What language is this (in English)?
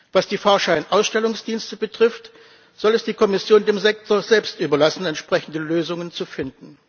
German